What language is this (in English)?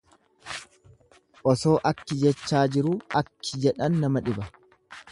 Oromo